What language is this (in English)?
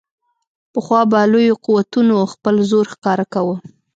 Pashto